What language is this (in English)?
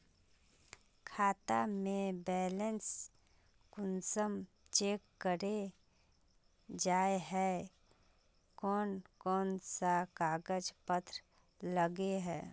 Magahi